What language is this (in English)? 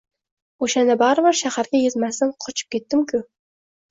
Uzbek